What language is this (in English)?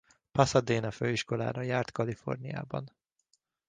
Hungarian